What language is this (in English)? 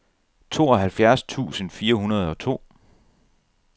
Danish